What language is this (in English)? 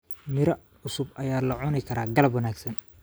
Somali